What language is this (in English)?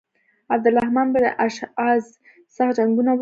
Pashto